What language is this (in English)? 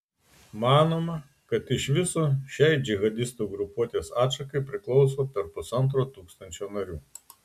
Lithuanian